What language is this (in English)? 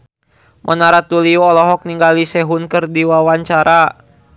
Sundanese